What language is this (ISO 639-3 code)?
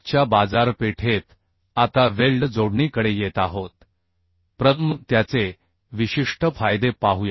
mar